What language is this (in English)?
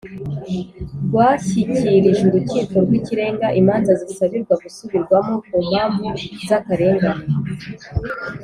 Kinyarwanda